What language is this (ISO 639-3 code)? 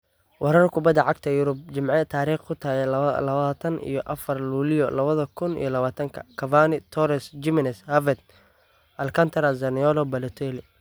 som